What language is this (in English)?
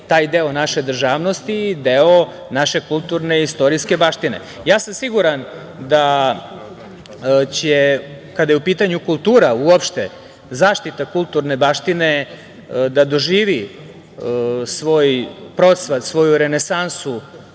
Serbian